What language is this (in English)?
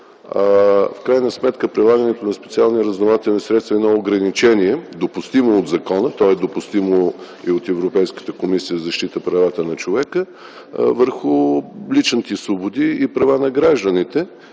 Bulgarian